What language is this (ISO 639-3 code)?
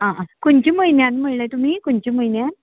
kok